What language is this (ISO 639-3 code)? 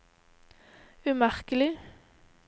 nor